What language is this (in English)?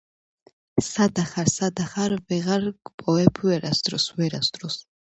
Georgian